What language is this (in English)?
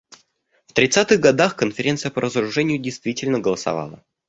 Russian